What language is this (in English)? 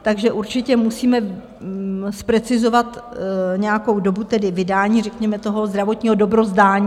Czech